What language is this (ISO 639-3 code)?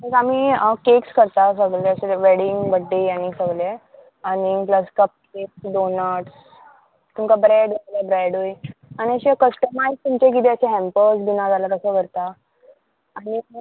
kok